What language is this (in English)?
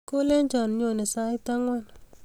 Kalenjin